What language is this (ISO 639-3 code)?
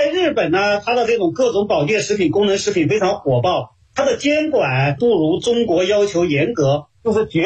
zho